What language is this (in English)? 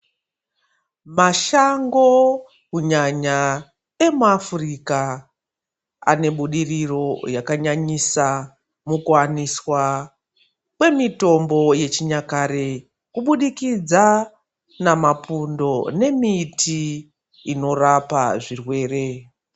Ndau